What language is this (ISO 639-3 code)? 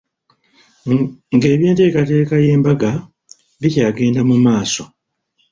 lug